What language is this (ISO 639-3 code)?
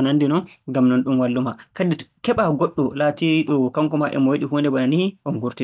fue